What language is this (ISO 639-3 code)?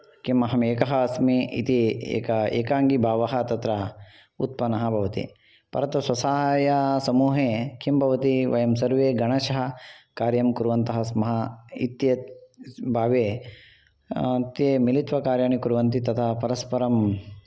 san